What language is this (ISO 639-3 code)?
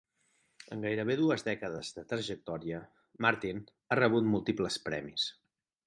cat